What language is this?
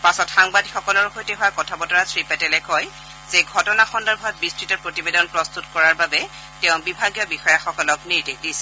Assamese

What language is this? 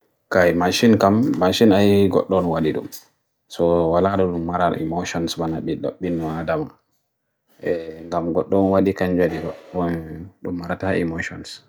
Bagirmi Fulfulde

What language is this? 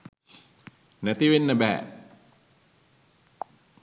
Sinhala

